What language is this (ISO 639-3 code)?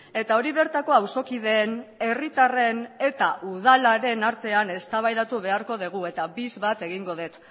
eus